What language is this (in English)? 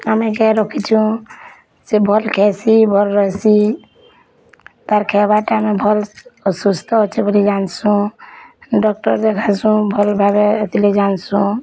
Odia